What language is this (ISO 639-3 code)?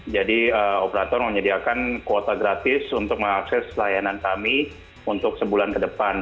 ind